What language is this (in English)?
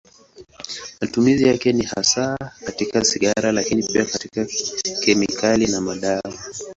Swahili